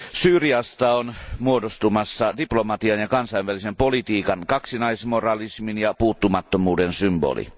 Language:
Finnish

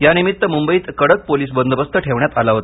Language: Marathi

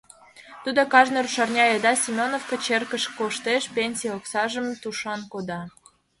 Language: Mari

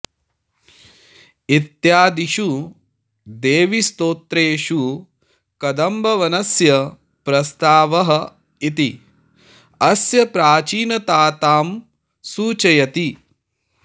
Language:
Sanskrit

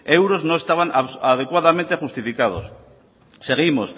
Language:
Spanish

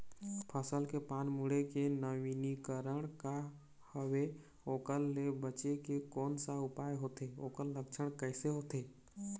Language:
Chhattisgarhi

